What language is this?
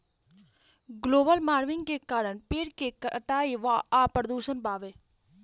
Bhojpuri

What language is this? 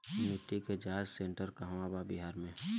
Bhojpuri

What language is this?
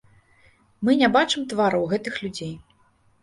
Belarusian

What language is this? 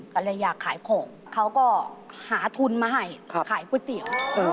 Thai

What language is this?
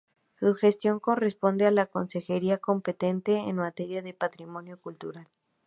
Spanish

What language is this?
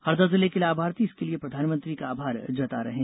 Hindi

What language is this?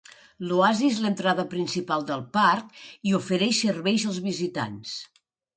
Catalan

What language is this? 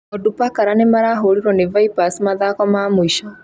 Kikuyu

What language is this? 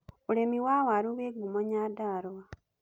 Kikuyu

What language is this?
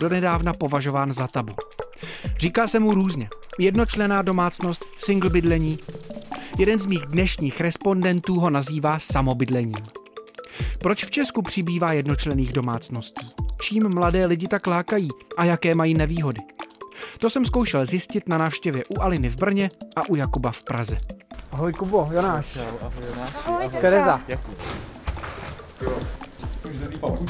Czech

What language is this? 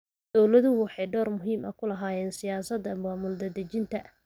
Somali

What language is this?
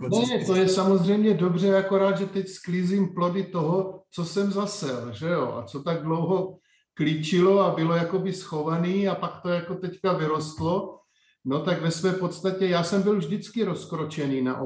Czech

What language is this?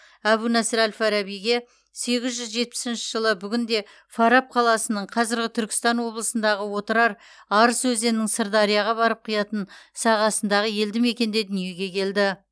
Kazakh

